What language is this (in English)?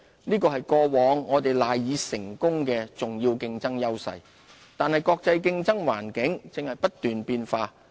Cantonese